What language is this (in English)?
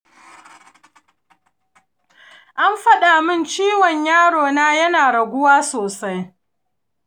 Hausa